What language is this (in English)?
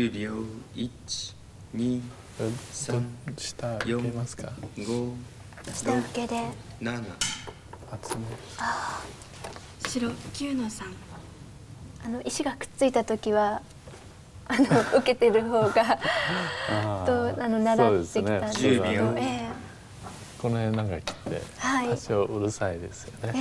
Japanese